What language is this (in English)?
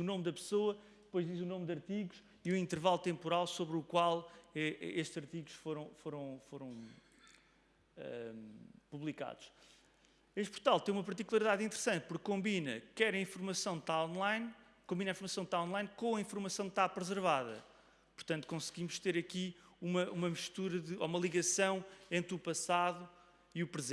Portuguese